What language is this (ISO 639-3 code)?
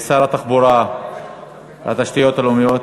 heb